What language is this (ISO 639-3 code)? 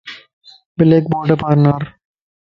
lss